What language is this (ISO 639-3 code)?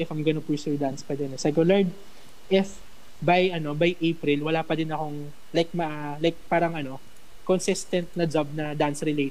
fil